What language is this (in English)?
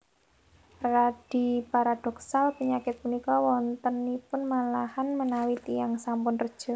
Javanese